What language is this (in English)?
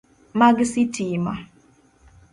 Luo (Kenya and Tanzania)